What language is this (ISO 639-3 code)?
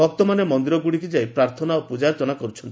ori